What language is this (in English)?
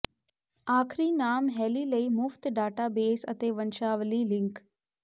Punjabi